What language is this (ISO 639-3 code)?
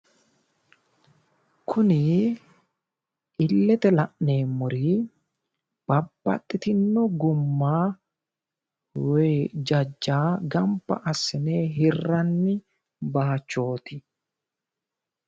sid